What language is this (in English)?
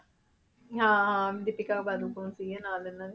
Punjabi